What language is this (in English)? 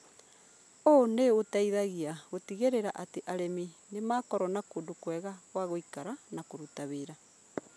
Kikuyu